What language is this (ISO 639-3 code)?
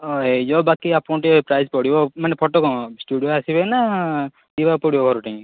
ori